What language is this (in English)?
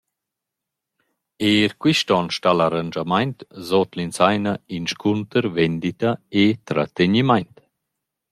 Romansh